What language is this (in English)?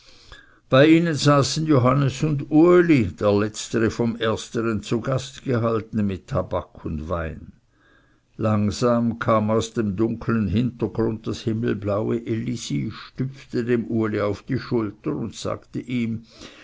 German